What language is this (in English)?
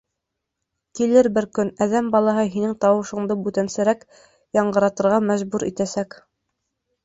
Bashkir